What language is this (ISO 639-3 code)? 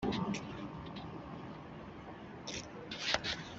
fas